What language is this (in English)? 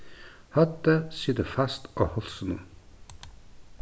Faroese